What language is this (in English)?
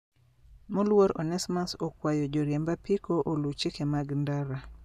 Luo (Kenya and Tanzania)